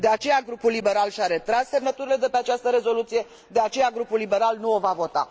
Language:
Romanian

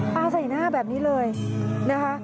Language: Thai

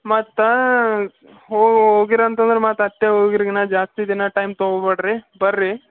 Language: Kannada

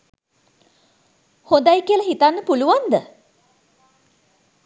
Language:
Sinhala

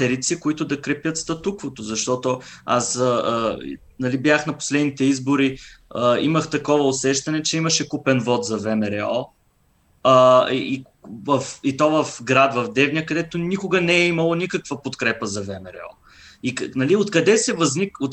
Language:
Bulgarian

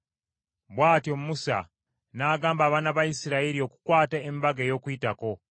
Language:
Ganda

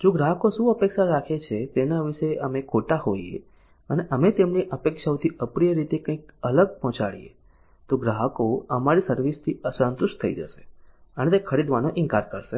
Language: Gujarati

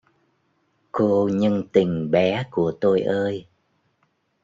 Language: Vietnamese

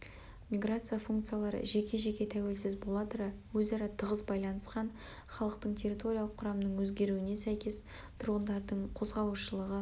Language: Kazakh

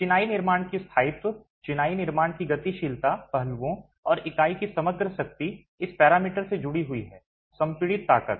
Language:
Hindi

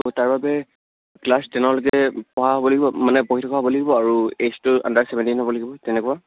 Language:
Assamese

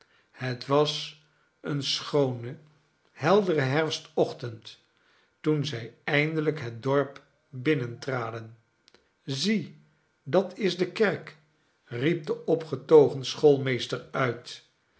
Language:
Dutch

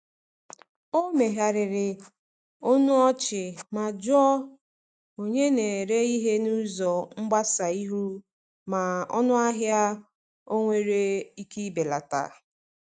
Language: Igbo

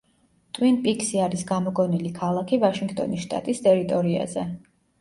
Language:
Georgian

